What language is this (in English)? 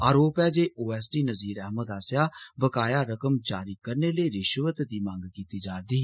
Dogri